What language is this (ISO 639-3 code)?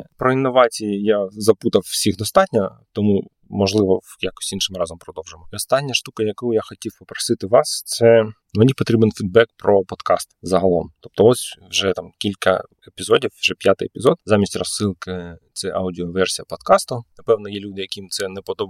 ukr